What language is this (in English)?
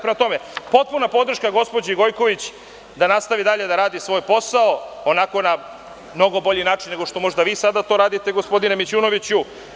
Serbian